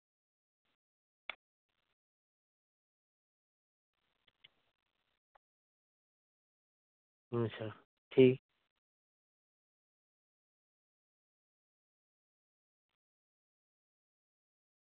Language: Santali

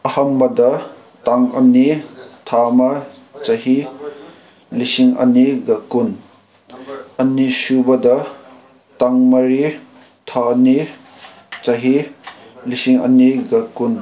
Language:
Manipuri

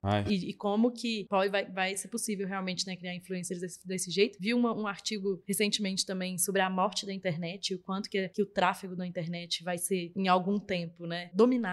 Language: Portuguese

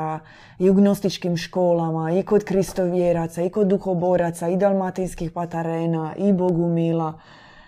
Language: Croatian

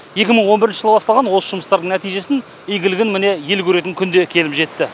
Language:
Kazakh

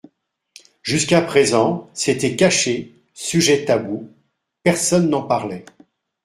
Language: French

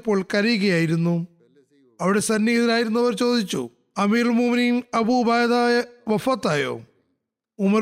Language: Malayalam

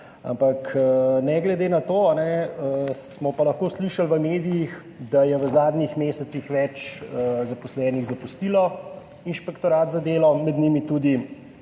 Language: Slovenian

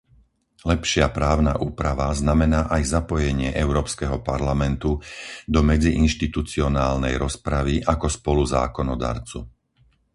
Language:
Slovak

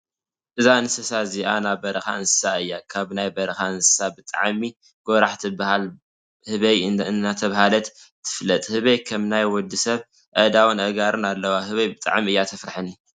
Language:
Tigrinya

